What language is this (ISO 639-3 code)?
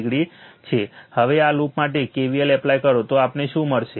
guj